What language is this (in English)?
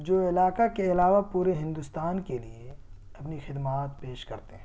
Urdu